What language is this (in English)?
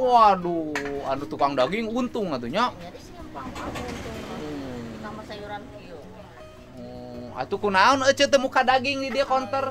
Indonesian